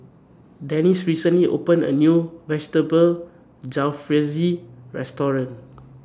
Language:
English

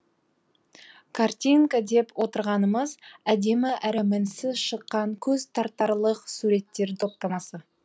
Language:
Kazakh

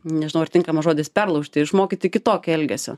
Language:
Lithuanian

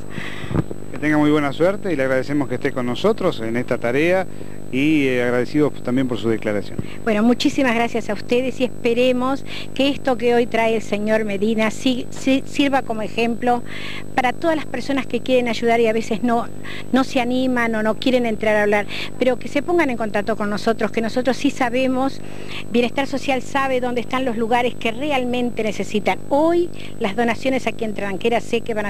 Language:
Spanish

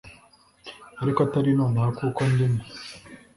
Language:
Kinyarwanda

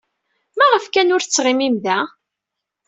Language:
Kabyle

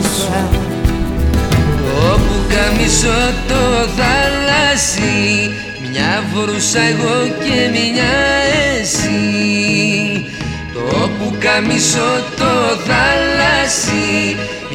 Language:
Greek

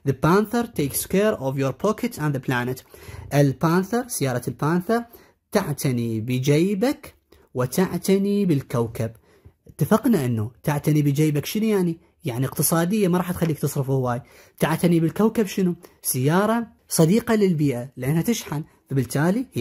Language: Arabic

